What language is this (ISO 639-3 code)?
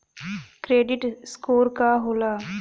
bho